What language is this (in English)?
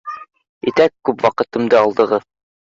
Bashkir